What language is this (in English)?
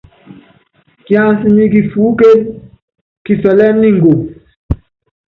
Yangben